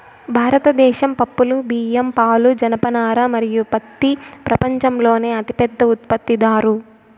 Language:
Telugu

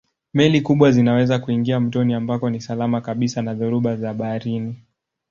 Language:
Swahili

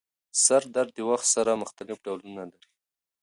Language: Pashto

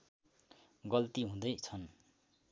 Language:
Nepali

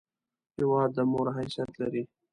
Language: Pashto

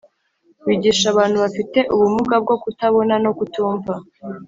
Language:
Kinyarwanda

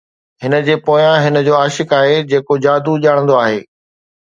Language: Sindhi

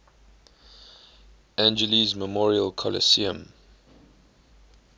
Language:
English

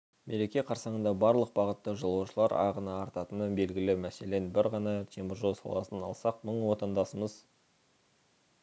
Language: Kazakh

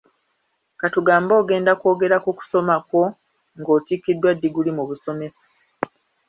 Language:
Ganda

